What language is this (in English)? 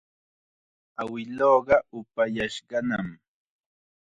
Chiquián Ancash Quechua